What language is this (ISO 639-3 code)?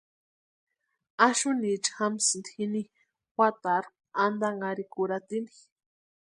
pua